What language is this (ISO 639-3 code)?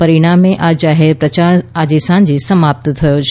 guj